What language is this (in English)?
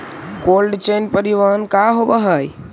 Magahi